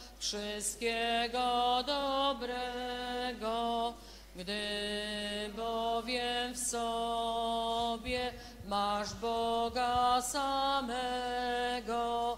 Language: Polish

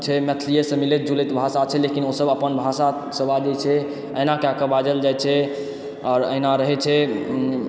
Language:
Maithili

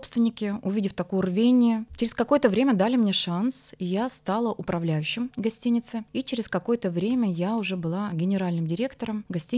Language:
Russian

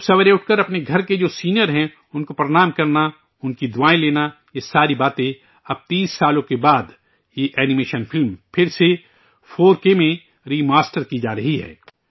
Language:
Urdu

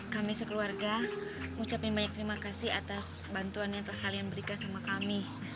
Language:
Indonesian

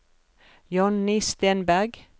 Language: Norwegian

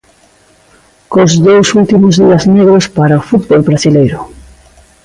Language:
Galician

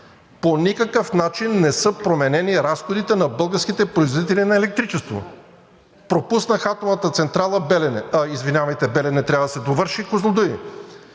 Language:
Bulgarian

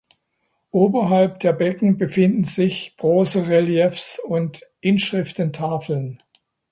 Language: German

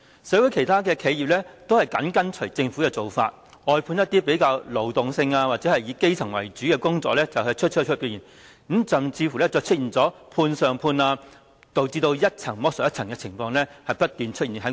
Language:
Cantonese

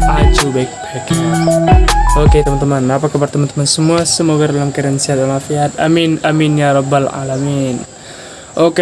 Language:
Indonesian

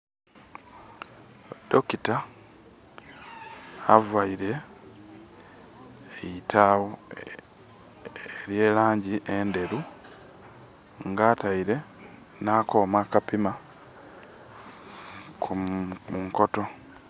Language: Soga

